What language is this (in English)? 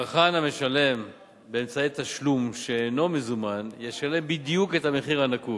Hebrew